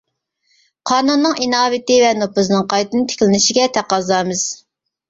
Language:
Uyghur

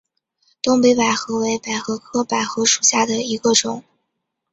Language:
Chinese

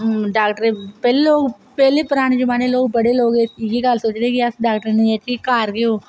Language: Dogri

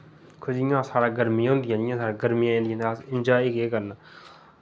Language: Dogri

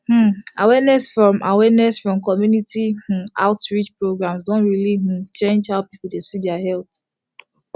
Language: Nigerian Pidgin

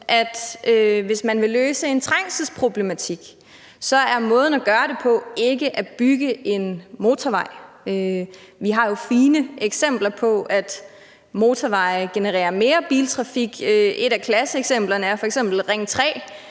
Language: Danish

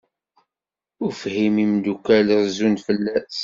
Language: Kabyle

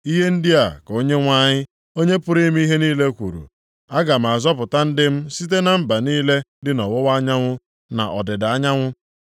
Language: Igbo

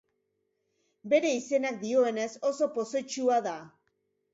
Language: Basque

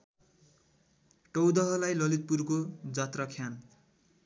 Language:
Nepali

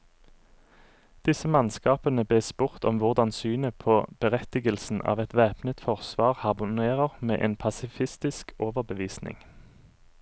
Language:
Norwegian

